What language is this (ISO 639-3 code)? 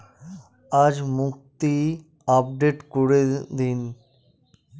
ben